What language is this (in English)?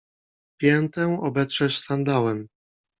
Polish